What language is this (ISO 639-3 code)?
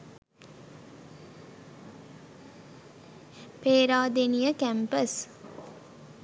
sin